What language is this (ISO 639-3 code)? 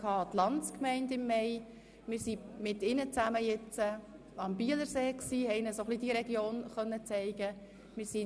gsw